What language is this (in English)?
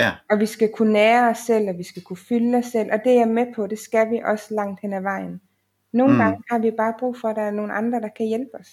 Danish